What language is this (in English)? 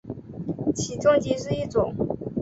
Chinese